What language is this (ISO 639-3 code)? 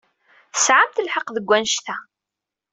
kab